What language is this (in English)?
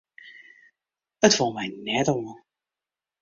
Western Frisian